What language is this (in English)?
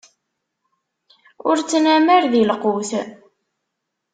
Kabyle